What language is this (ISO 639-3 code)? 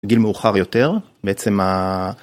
heb